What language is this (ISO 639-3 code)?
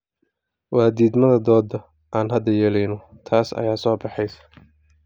som